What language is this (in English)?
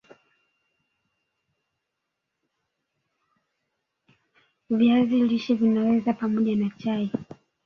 Swahili